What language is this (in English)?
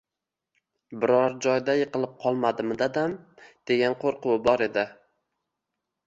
Uzbek